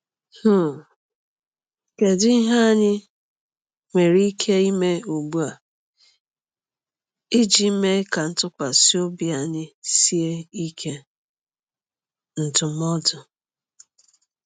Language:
Igbo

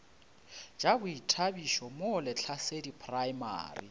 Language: Northern Sotho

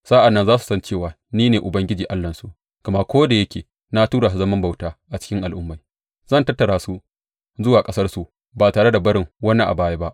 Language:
Hausa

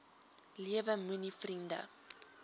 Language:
Afrikaans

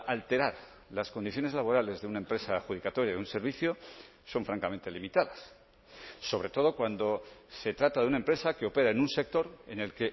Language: Spanish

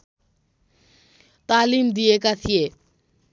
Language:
Nepali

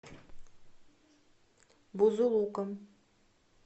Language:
Russian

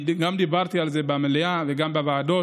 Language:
Hebrew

